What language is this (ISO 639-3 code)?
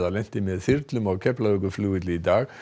isl